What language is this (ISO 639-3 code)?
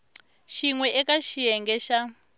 tso